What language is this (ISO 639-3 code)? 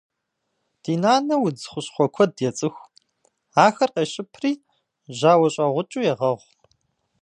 kbd